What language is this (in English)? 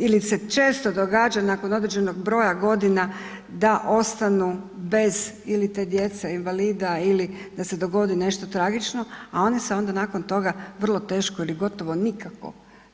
Croatian